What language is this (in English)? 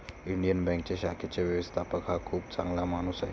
Marathi